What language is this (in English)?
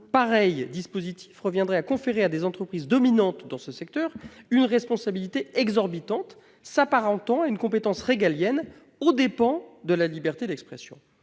French